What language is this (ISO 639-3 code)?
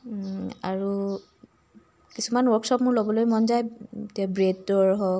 asm